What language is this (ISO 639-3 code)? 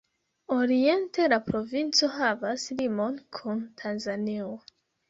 epo